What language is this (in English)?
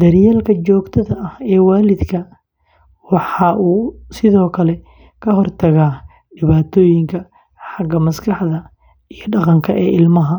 Somali